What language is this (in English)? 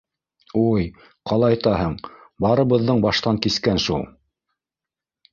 Bashkir